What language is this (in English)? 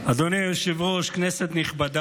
Hebrew